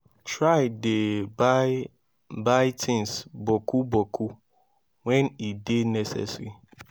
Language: Nigerian Pidgin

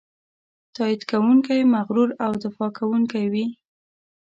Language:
Pashto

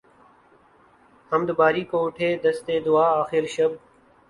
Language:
Urdu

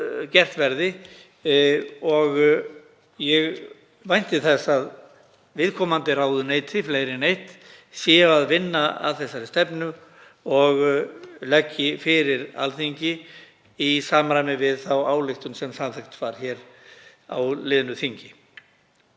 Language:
Icelandic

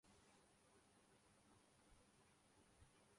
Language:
Urdu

